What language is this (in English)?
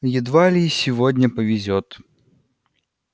Russian